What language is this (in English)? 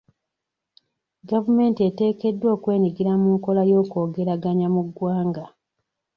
Ganda